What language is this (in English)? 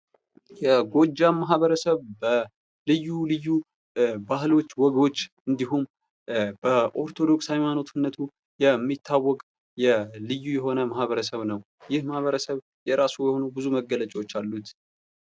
Amharic